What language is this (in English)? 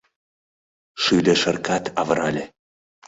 Mari